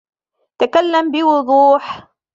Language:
Arabic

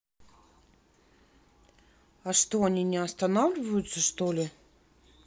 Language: Russian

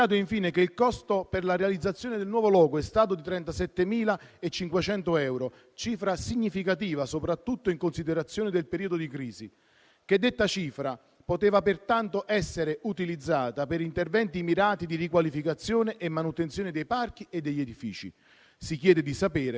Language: Italian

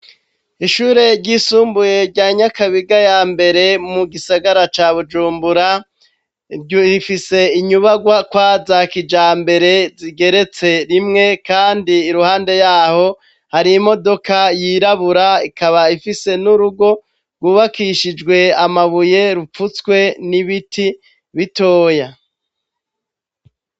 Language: Rundi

